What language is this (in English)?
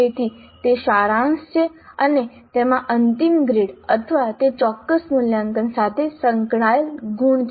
Gujarati